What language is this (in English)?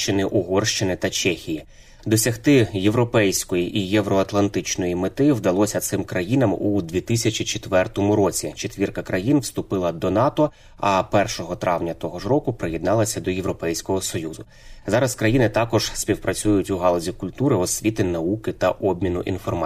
Ukrainian